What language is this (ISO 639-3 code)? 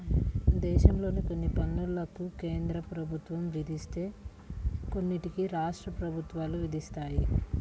tel